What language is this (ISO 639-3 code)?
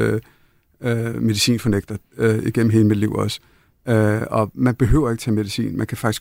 dan